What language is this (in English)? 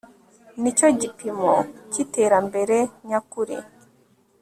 Kinyarwanda